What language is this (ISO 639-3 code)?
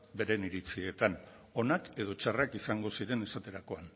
eus